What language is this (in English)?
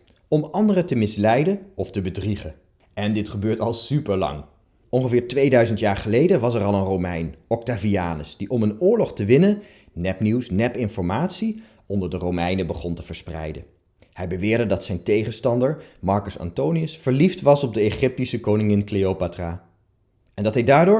Dutch